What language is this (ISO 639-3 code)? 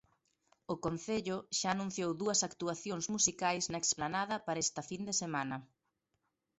glg